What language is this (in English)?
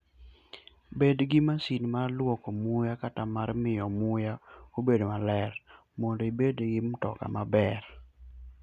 Luo (Kenya and Tanzania)